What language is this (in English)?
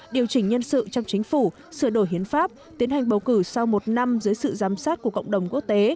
Vietnamese